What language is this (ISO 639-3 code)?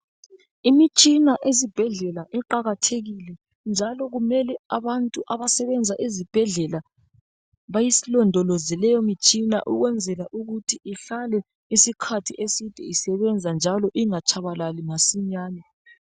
nde